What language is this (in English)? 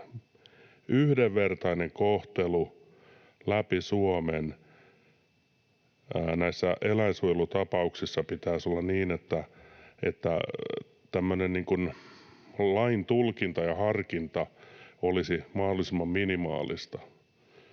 Finnish